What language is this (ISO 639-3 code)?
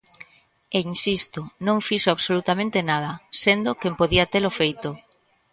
glg